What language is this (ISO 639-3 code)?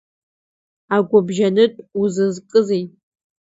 abk